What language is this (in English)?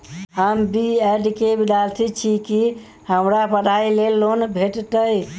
Maithili